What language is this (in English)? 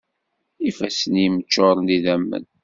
Kabyle